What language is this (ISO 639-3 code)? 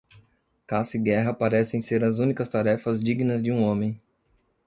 por